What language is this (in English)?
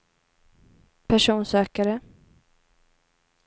Swedish